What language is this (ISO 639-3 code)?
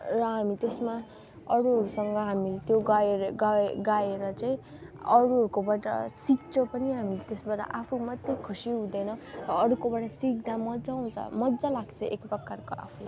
nep